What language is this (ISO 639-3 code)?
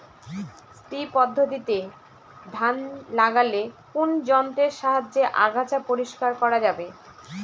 ben